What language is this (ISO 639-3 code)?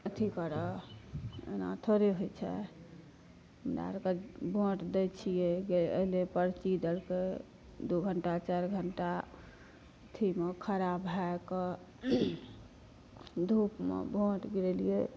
mai